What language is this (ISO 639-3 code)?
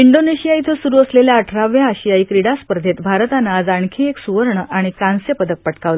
mar